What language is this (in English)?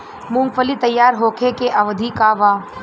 Bhojpuri